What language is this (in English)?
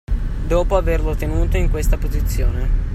Italian